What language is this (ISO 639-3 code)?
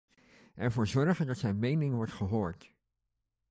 nld